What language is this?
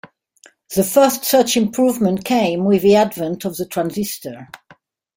English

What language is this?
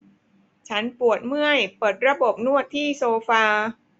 Thai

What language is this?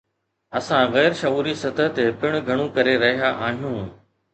Sindhi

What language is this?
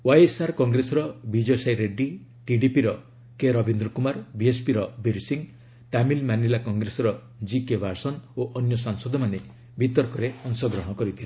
Odia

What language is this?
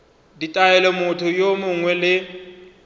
Northern Sotho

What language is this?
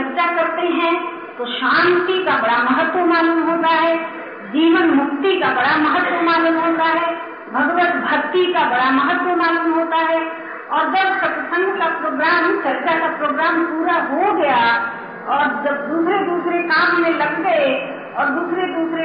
Hindi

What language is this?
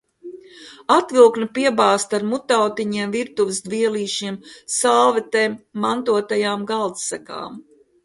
Latvian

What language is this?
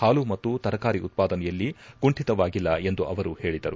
Kannada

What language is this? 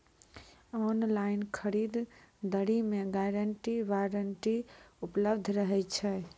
Maithili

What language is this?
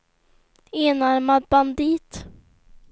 Swedish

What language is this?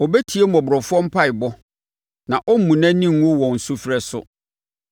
Akan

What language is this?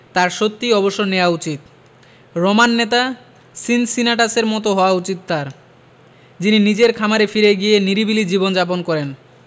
Bangla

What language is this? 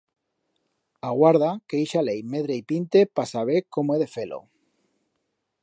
Aragonese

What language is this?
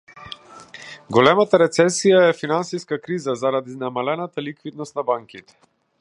Macedonian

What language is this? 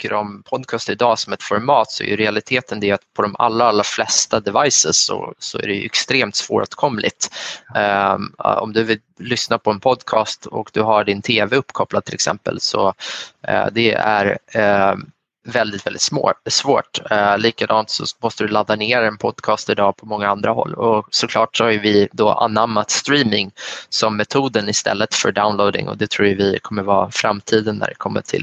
Swedish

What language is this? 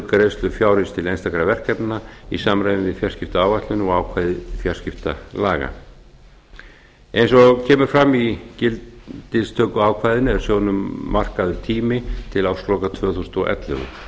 Icelandic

